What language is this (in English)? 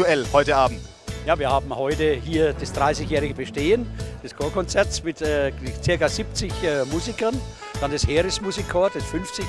German